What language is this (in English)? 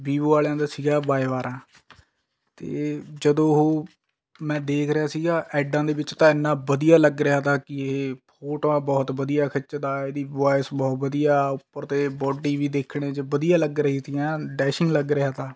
Punjabi